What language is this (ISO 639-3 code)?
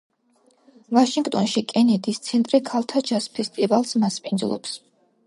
kat